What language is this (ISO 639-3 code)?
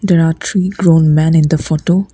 eng